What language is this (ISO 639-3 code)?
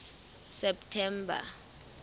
sot